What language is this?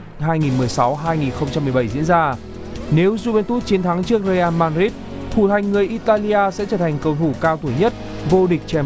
Vietnamese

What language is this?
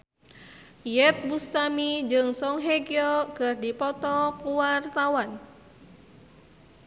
Sundanese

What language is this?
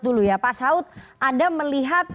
Indonesian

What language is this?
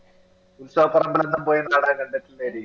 Malayalam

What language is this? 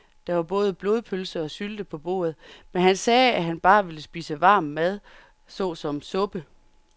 Danish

